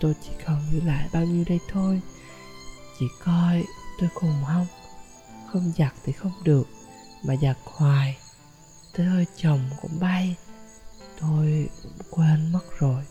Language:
Vietnamese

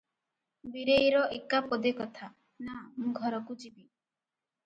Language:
Odia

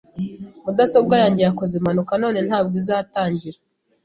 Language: Kinyarwanda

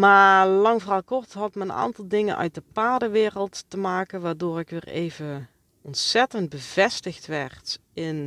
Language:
Dutch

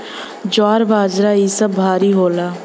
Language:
Bhojpuri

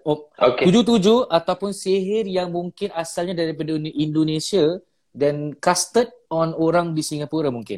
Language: Malay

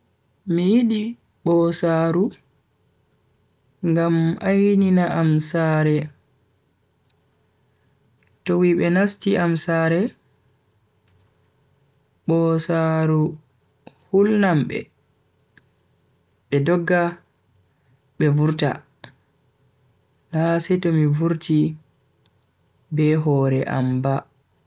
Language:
Bagirmi Fulfulde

